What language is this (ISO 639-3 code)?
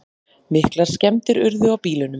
isl